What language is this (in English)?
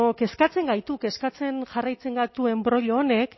Basque